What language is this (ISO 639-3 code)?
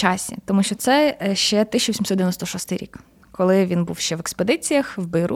ukr